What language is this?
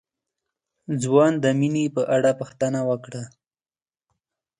Pashto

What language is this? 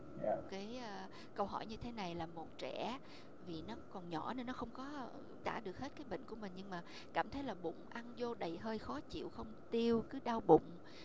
Vietnamese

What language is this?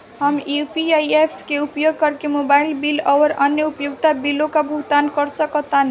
Bhojpuri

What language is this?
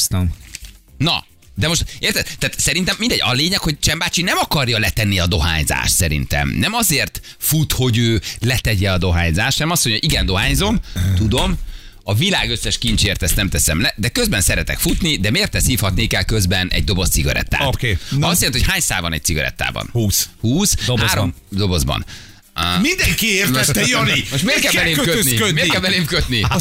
Hungarian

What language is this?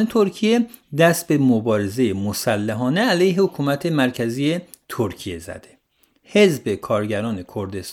Persian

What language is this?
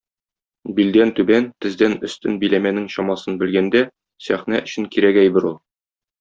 Tatar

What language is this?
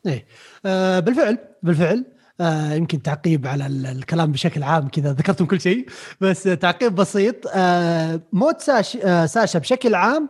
Arabic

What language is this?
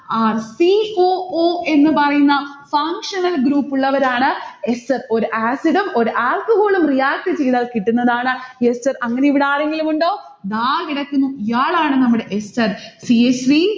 Malayalam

